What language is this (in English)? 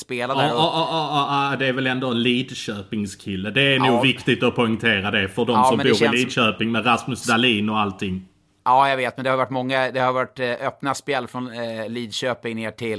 Swedish